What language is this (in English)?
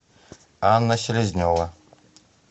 Russian